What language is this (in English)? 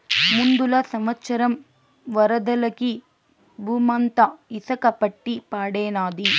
Telugu